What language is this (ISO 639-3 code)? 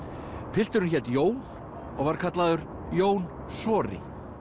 isl